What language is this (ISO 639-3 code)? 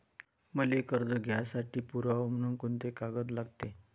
mar